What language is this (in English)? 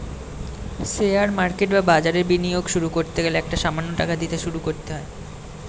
Bangla